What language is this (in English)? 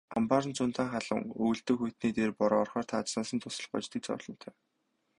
Mongolian